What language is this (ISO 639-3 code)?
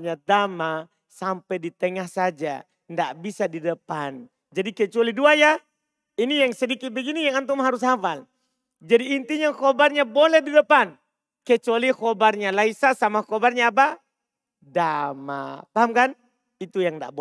ind